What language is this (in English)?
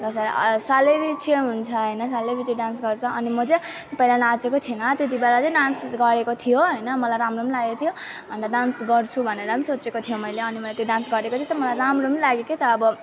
Nepali